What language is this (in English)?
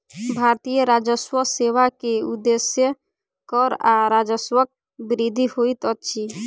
Maithili